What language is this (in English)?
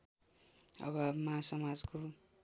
Nepali